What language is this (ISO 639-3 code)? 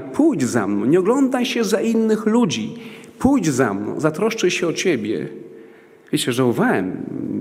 pol